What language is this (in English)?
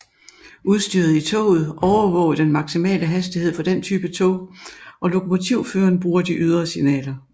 Danish